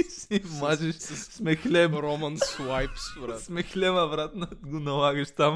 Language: Bulgarian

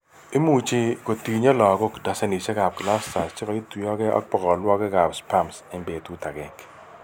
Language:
Kalenjin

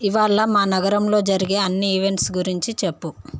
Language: Telugu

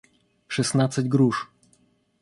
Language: Russian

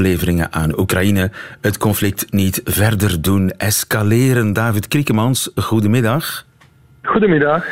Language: Dutch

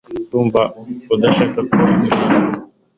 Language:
Kinyarwanda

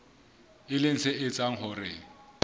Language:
Southern Sotho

